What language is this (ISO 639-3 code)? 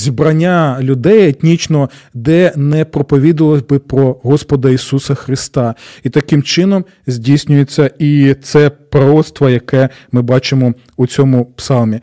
ukr